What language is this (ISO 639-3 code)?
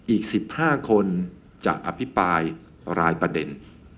tha